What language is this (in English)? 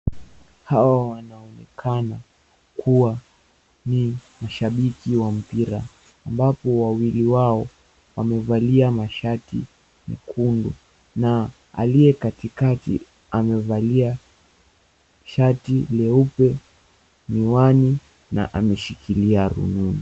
Swahili